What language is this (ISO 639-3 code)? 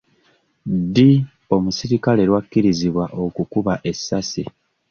lug